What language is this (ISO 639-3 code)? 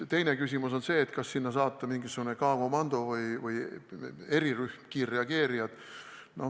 est